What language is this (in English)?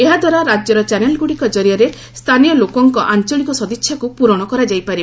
Odia